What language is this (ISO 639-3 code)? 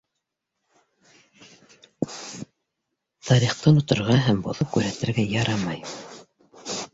bak